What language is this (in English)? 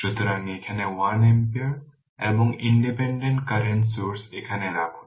Bangla